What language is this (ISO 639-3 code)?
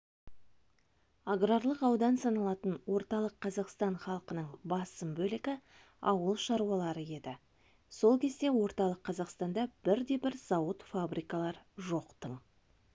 kaz